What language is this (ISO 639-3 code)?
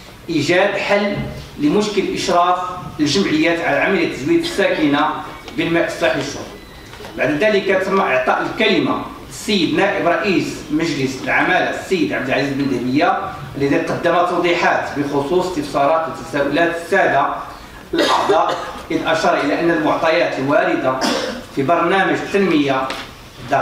ara